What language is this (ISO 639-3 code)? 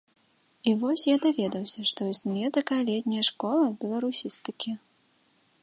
bel